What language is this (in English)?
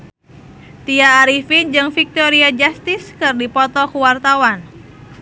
Sundanese